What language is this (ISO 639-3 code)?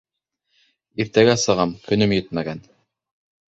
bak